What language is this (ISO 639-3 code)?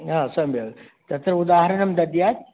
san